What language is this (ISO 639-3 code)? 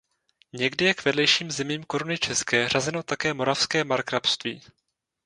ces